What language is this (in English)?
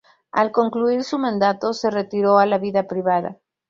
Spanish